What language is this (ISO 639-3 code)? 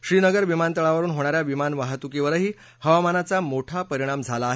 mar